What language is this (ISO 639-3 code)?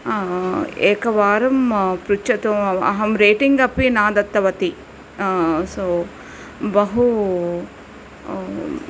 san